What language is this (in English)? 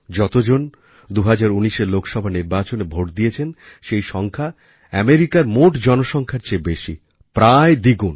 Bangla